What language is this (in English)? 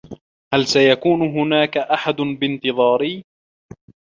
Arabic